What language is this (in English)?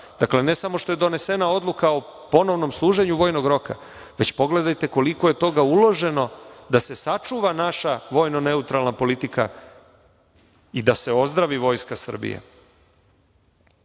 Serbian